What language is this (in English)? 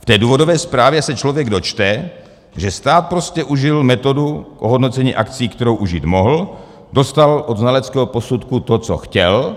Czech